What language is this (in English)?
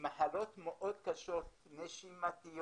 Hebrew